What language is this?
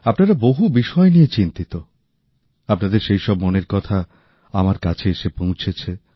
Bangla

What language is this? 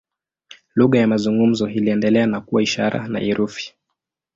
Swahili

